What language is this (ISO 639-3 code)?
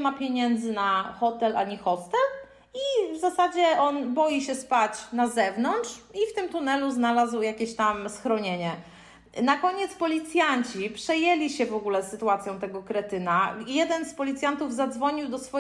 pol